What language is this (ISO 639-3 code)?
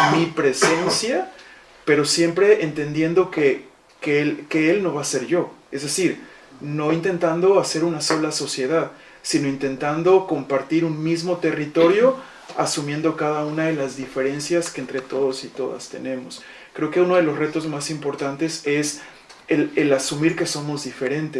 spa